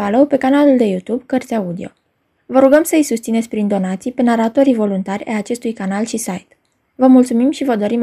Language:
Romanian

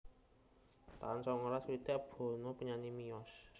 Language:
Javanese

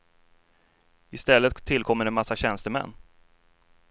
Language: Swedish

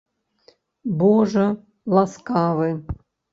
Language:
Belarusian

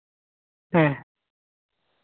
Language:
Santali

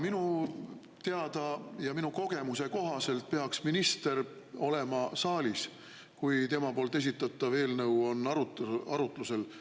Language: Estonian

